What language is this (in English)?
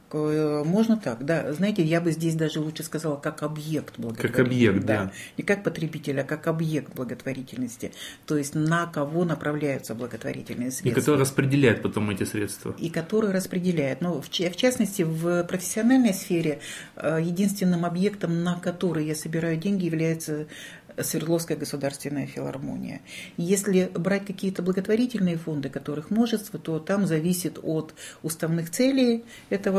Russian